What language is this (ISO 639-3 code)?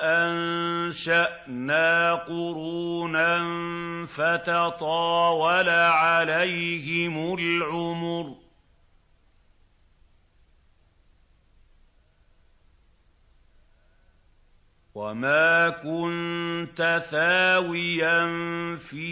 ara